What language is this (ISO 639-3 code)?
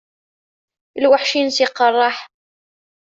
kab